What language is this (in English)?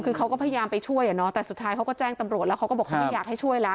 Thai